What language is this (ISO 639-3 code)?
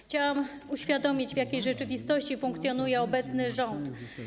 pol